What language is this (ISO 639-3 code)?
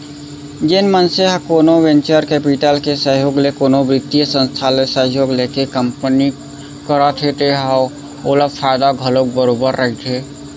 hne